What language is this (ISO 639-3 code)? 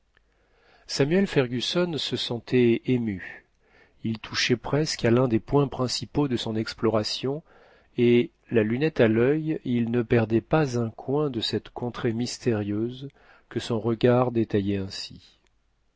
fra